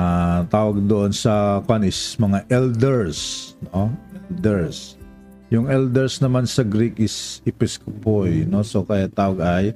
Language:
Filipino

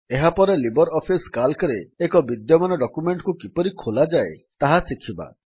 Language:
Odia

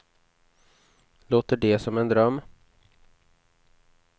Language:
Swedish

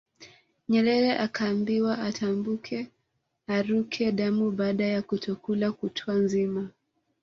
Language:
Swahili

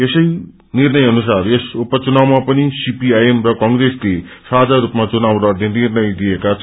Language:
Nepali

